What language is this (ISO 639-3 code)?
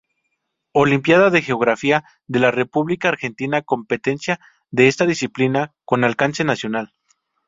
spa